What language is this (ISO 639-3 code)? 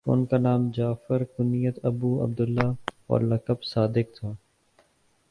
urd